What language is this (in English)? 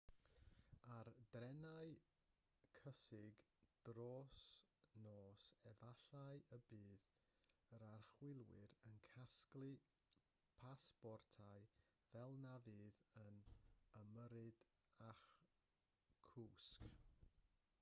Welsh